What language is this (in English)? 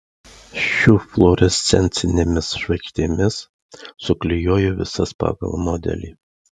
Lithuanian